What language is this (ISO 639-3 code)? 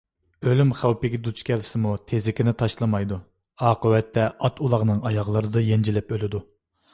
uig